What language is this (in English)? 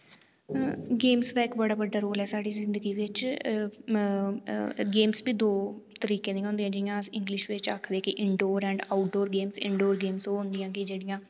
Dogri